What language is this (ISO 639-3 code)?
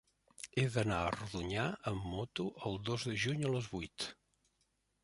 cat